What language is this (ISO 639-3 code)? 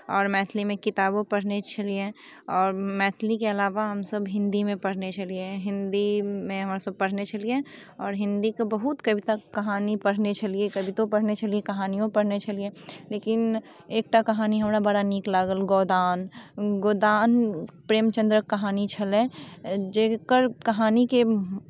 mai